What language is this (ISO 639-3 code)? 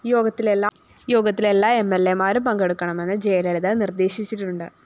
mal